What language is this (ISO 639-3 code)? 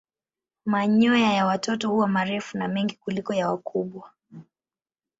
swa